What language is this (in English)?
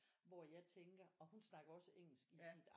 Danish